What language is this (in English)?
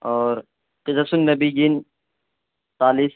Urdu